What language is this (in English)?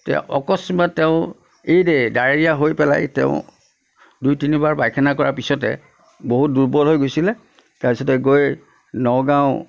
Assamese